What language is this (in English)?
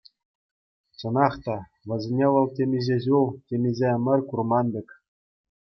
Chuvash